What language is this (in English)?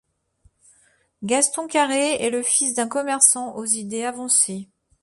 French